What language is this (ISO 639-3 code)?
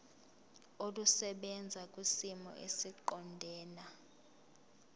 zul